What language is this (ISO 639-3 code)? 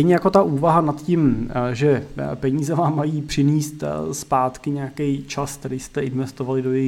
ces